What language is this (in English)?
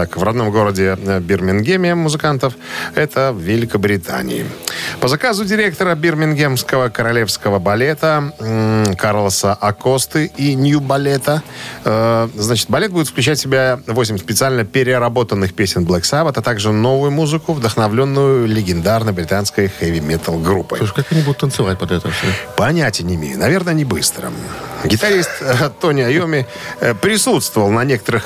Russian